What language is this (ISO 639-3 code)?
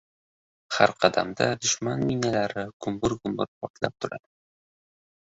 uzb